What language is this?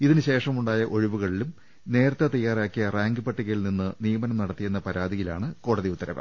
Malayalam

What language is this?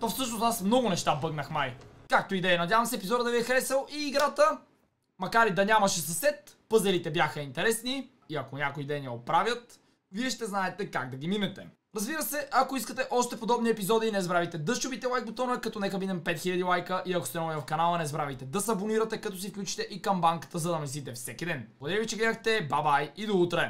Bulgarian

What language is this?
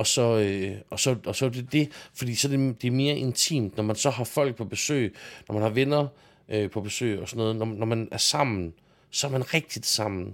Danish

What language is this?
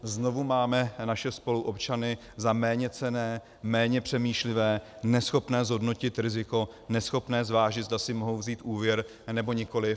Czech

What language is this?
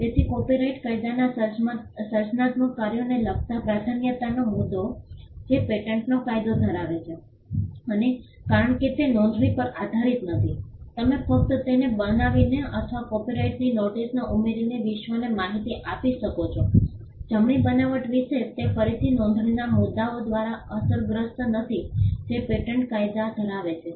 Gujarati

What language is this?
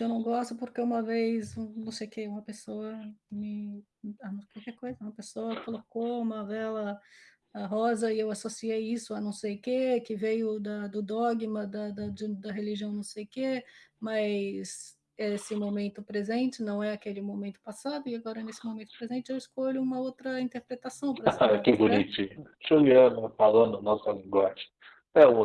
Portuguese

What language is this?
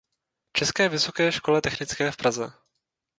Czech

